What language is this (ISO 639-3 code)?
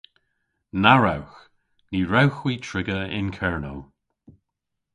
cor